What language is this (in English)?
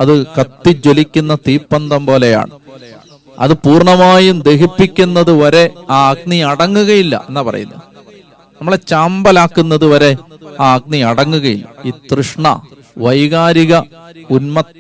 Malayalam